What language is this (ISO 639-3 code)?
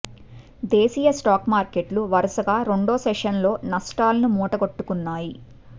tel